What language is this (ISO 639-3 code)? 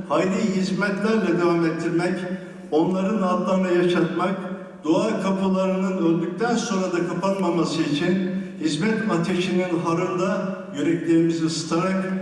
tur